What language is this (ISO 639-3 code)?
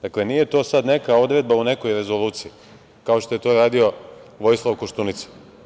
srp